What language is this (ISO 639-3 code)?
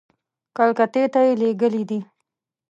pus